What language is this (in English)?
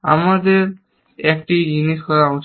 Bangla